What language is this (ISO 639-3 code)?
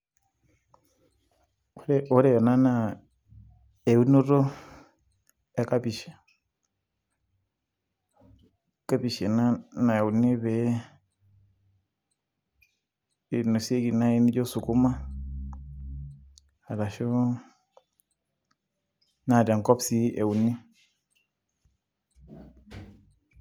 mas